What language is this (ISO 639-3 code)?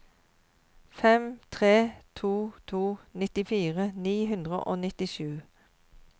nor